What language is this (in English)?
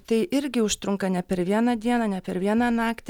Lithuanian